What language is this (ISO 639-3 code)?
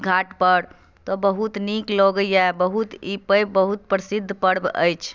mai